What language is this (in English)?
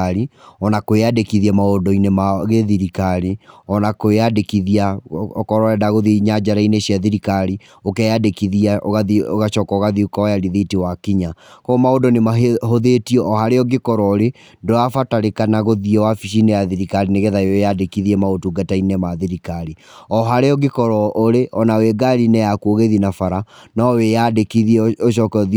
Kikuyu